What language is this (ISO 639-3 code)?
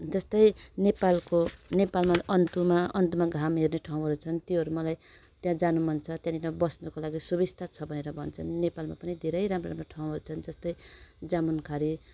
nep